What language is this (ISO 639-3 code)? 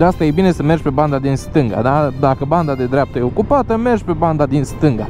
ron